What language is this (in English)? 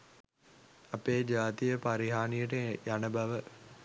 Sinhala